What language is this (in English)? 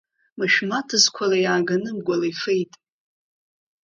Abkhazian